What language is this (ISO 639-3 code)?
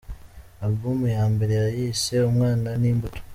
kin